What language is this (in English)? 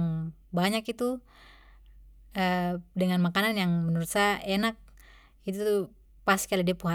Papuan Malay